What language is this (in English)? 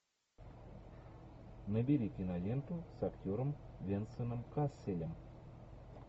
Russian